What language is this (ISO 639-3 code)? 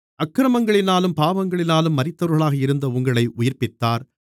tam